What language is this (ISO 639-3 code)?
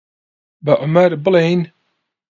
ckb